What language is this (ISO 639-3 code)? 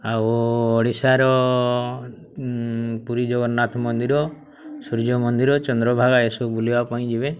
ori